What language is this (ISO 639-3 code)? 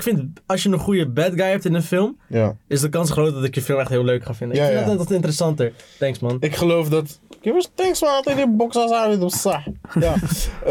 nld